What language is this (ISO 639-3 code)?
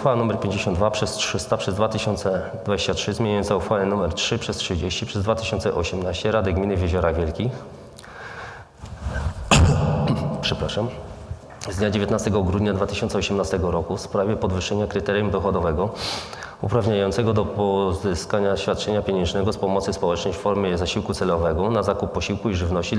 pol